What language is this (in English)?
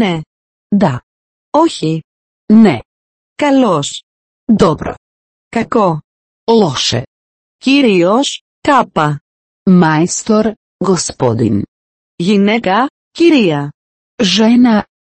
Greek